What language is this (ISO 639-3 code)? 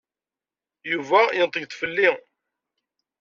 kab